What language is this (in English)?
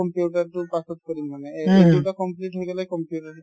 Assamese